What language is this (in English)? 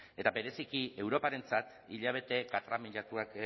Basque